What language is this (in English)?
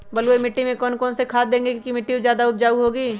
Magahi